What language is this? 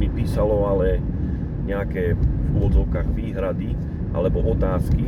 Slovak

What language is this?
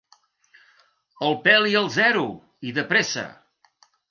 Catalan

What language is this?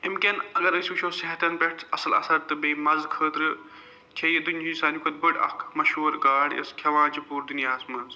Kashmiri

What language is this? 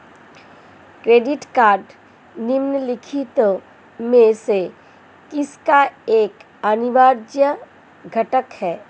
Hindi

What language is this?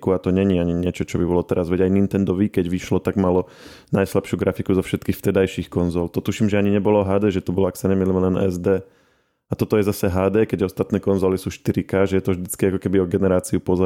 Slovak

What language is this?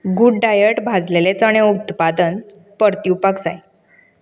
Konkani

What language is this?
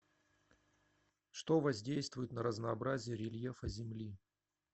Russian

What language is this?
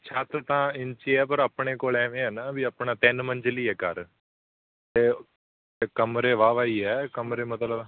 Punjabi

